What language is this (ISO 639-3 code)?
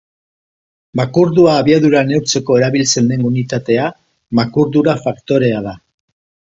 eus